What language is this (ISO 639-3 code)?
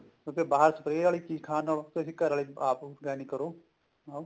pan